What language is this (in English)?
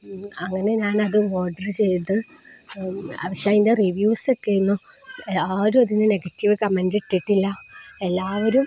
Malayalam